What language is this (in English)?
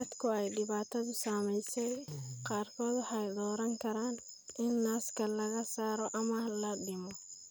Somali